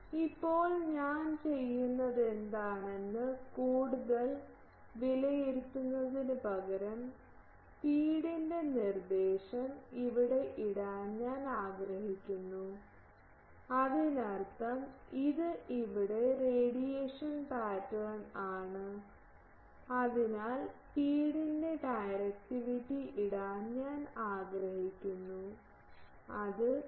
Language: Malayalam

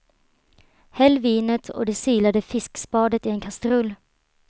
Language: Swedish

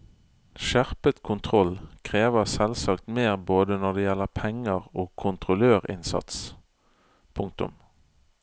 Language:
Norwegian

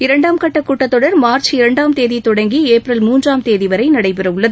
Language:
Tamil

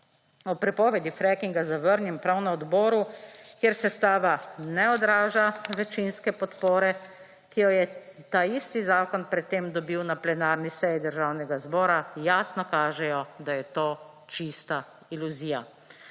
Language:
Slovenian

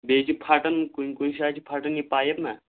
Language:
Kashmiri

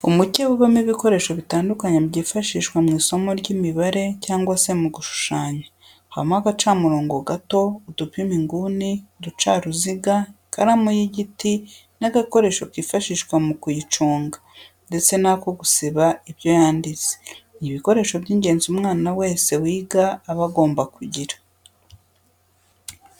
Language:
Kinyarwanda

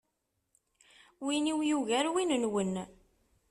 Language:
Kabyle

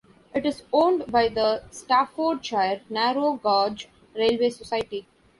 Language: English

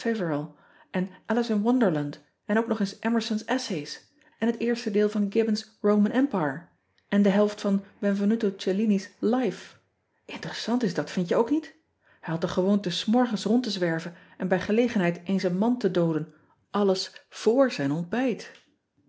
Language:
Dutch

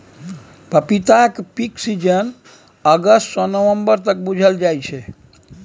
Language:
Maithili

